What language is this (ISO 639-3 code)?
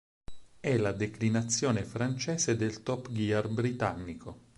ita